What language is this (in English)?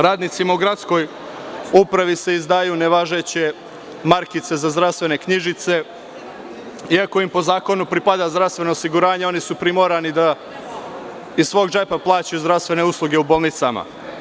Serbian